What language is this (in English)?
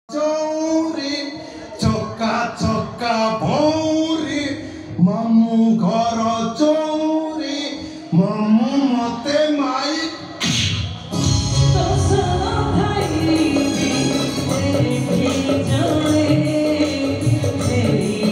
Romanian